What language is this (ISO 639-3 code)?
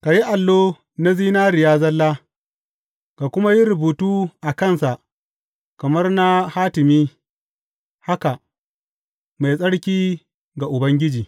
hau